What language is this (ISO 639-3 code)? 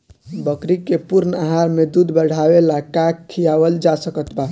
bho